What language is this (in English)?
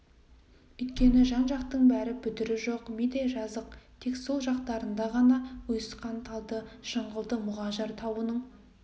Kazakh